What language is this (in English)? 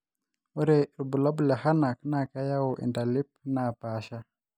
Masai